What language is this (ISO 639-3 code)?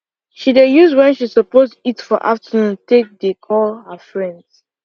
pcm